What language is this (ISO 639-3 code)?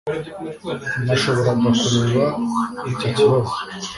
kin